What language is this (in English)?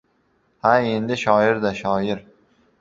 Uzbek